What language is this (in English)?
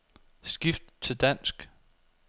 Danish